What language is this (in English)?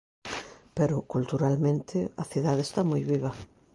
Galician